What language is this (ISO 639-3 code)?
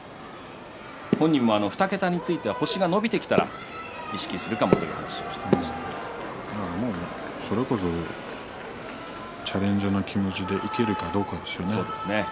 jpn